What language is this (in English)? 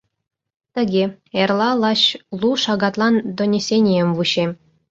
Mari